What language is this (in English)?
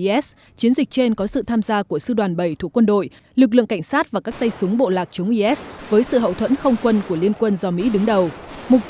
Vietnamese